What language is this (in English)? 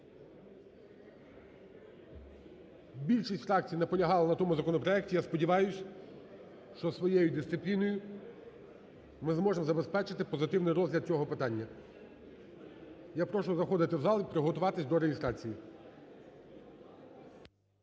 Ukrainian